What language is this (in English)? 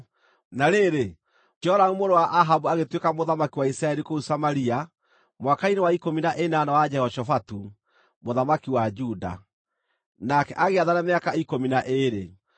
Kikuyu